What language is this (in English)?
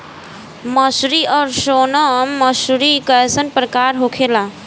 Bhojpuri